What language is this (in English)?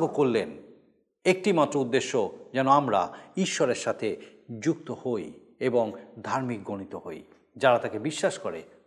Bangla